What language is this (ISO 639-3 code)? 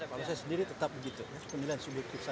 ind